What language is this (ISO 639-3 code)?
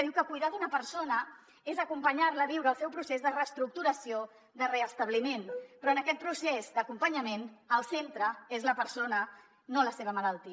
cat